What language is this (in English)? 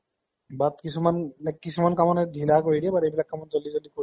Assamese